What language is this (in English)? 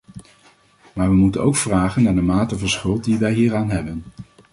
Dutch